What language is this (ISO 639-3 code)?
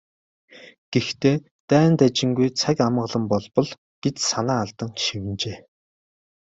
mon